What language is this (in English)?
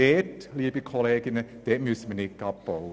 Swiss German